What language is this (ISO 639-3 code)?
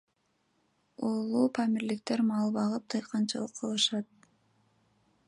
kir